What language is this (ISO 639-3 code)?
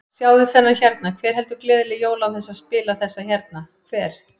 isl